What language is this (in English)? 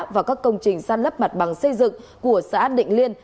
Vietnamese